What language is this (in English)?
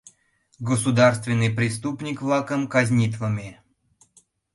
Mari